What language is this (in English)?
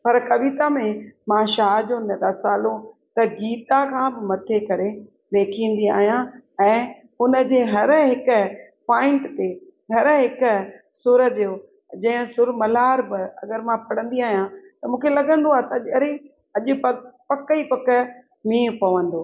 Sindhi